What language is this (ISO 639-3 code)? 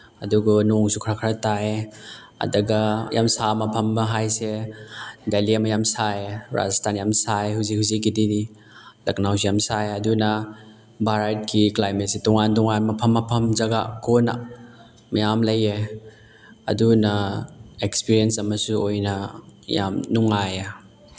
mni